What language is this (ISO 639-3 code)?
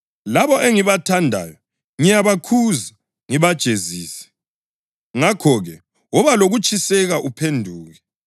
nde